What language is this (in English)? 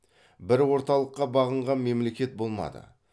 Kazakh